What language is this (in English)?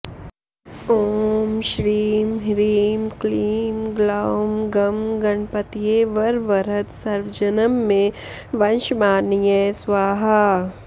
Sanskrit